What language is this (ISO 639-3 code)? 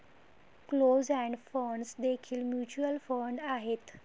mar